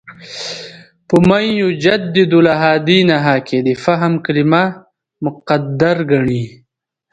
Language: Pashto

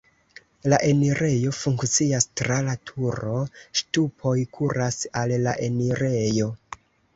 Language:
Esperanto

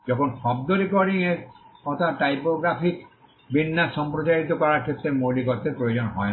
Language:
Bangla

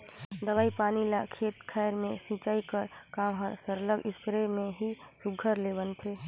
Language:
Chhattisgarhi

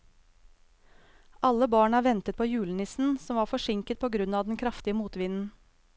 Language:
Norwegian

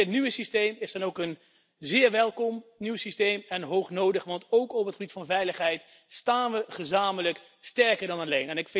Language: Dutch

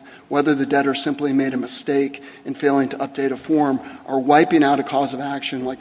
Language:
English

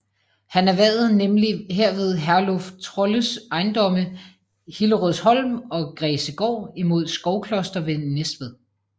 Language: Danish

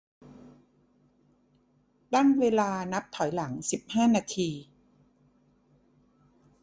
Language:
Thai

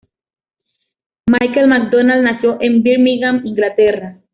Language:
Spanish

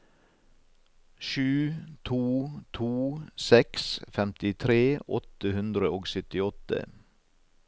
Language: Norwegian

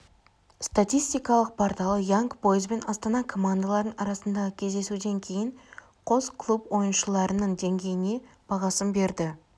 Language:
Kazakh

